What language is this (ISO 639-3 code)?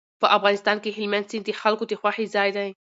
pus